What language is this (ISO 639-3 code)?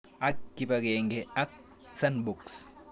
kln